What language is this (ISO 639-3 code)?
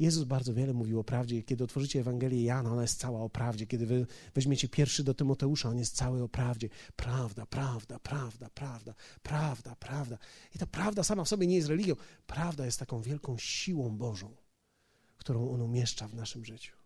pol